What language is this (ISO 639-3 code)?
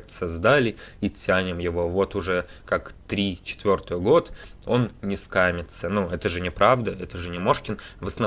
rus